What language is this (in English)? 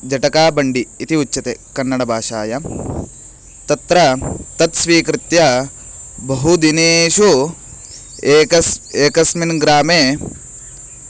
Sanskrit